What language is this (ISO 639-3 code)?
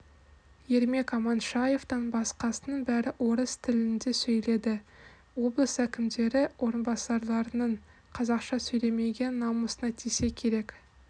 kaz